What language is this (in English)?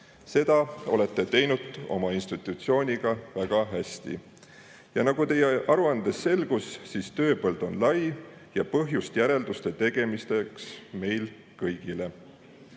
Estonian